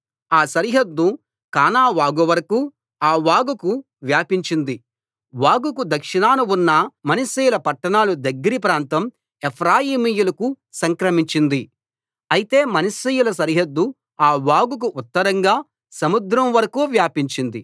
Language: Telugu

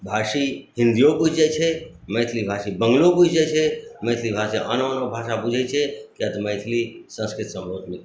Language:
Maithili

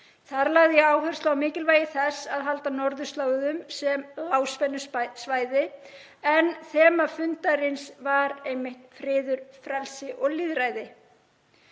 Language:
Icelandic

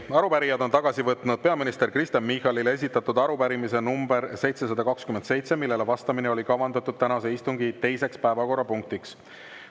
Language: Estonian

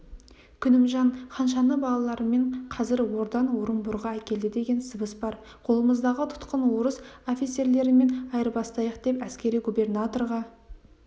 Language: Kazakh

